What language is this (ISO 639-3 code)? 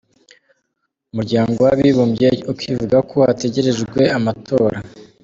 kin